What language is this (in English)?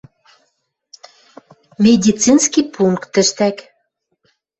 Western Mari